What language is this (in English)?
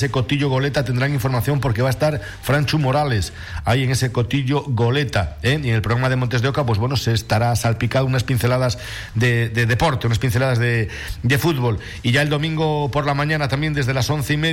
Spanish